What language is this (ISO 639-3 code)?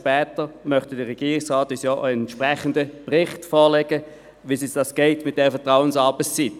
gsw